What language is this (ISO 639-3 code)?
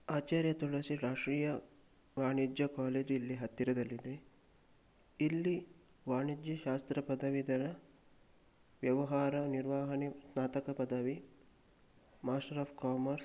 kan